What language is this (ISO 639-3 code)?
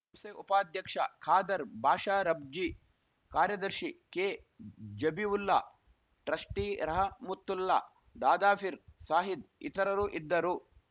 kan